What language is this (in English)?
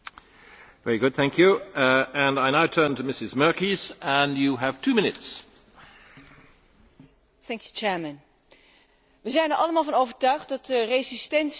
Dutch